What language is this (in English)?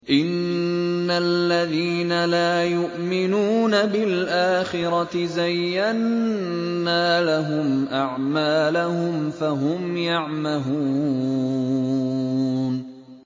Arabic